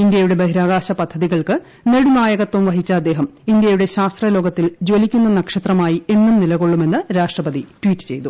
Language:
Malayalam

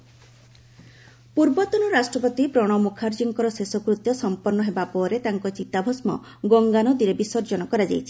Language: Odia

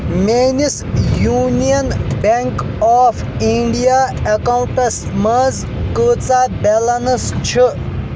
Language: Kashmiri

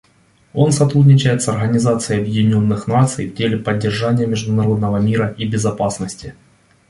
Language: Russian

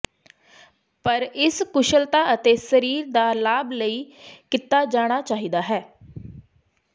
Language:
Punjabi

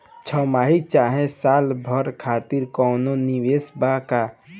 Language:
Bhojpuri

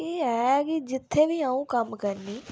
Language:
Dogri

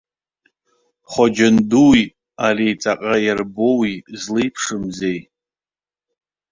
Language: Abkhazian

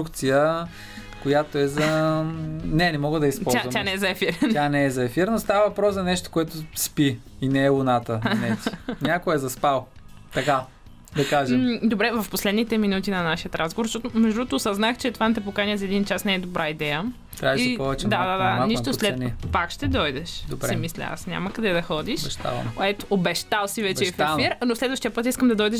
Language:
Bulgarian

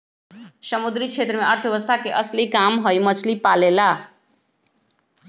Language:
Magahi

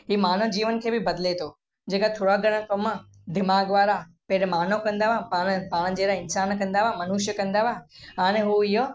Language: Sindhi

